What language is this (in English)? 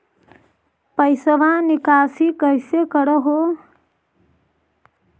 Magahi